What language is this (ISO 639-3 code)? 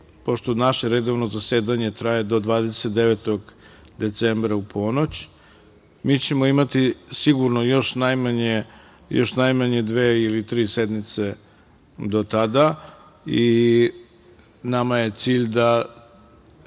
srp